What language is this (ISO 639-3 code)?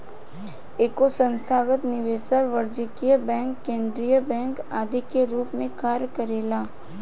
bho